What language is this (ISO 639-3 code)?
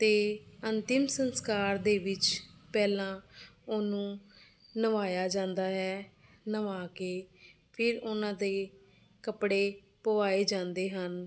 pan